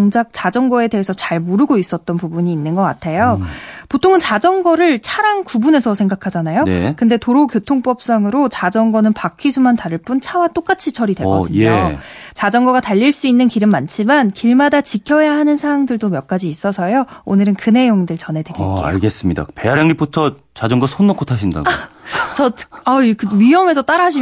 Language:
Korean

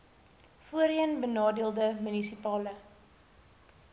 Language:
Afrikaans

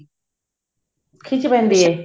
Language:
Punjabi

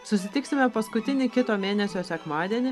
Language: Lithuanian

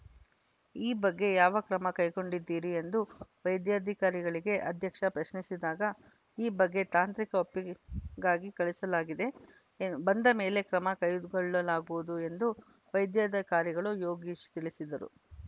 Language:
Kannada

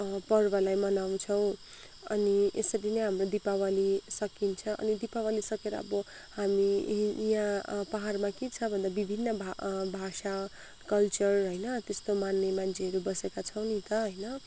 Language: Nepali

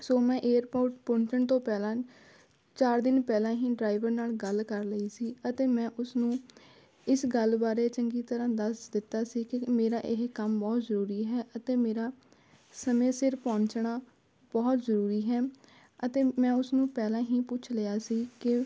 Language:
Punjabi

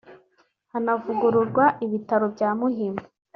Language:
Kinyarwanda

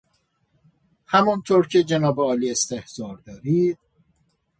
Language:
Persian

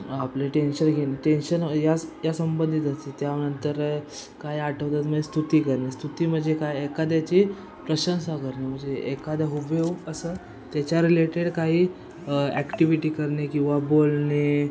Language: Marathi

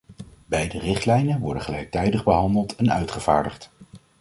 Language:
Dutch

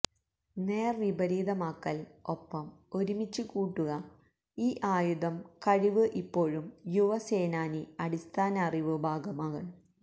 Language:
Malayalam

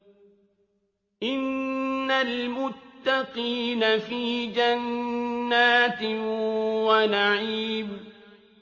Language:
Arabic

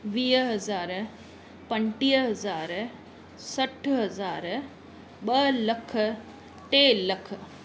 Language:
Sindhi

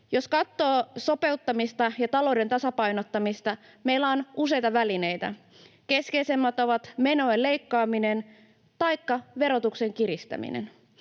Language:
Finnish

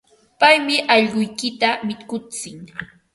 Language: Ambo-Pasco Quechua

